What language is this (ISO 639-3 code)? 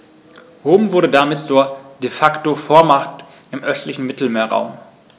deu